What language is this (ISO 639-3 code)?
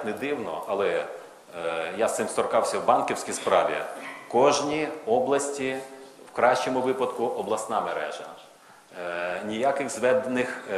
ukr